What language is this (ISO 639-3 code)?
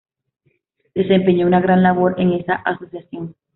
spa